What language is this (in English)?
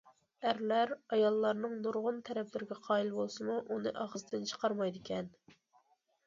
Uyghur